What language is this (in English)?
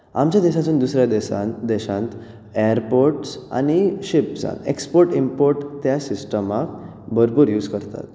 Konkani